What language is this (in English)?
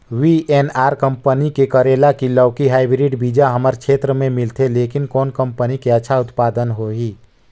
Chhattisgarhi